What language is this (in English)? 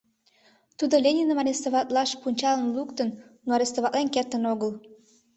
Mari